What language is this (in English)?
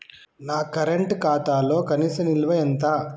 Telugu